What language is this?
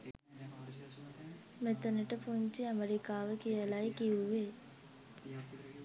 Sinhala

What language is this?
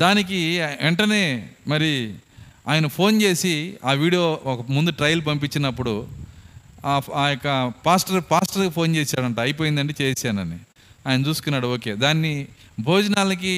Telugu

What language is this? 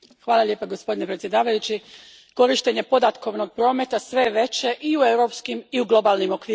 Croatian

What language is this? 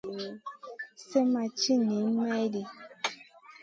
Masana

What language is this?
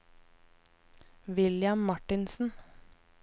Norwegian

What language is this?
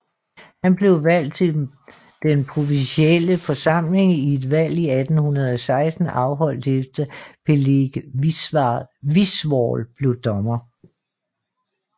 Danish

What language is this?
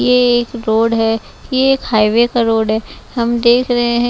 Hindi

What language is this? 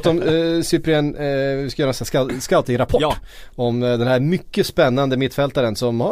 Swedish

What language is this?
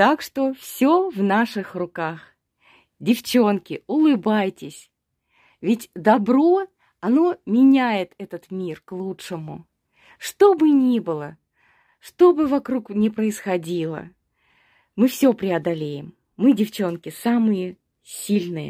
Russian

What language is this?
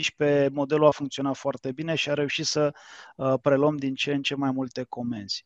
Romanian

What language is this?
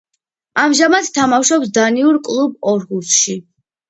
Georgian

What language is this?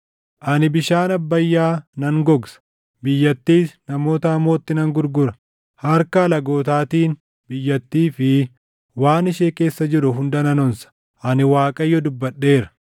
Oromo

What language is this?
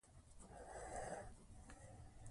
Pashto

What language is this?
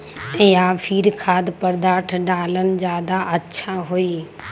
Magahi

